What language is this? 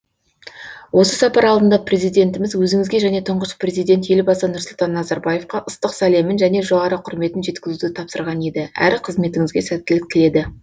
Kazakh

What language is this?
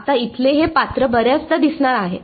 Marathi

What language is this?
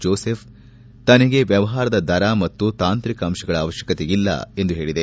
Kannada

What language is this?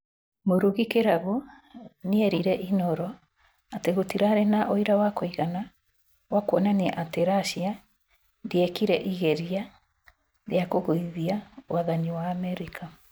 Kikuyu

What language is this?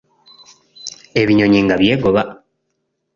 Ganda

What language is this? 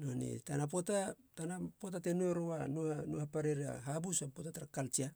Halia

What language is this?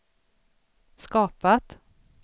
Swedish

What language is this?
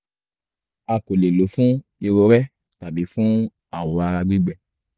Yoruba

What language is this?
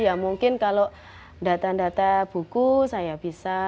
Indonesian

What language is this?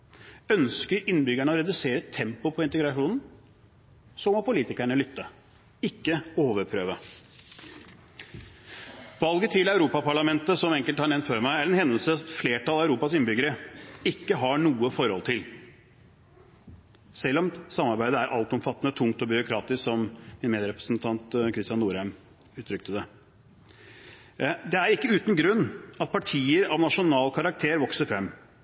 Norwegian Bokmål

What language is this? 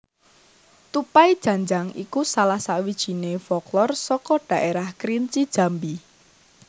Javanese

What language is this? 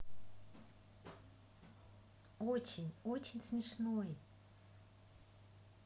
Russian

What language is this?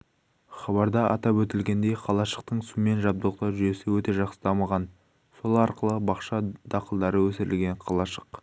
Kazakh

